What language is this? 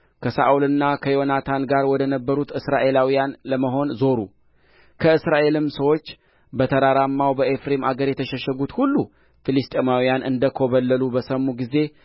Amharic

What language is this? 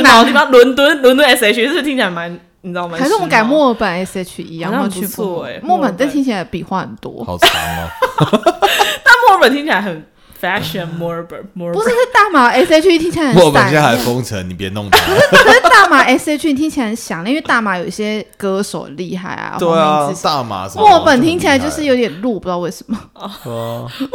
Chinese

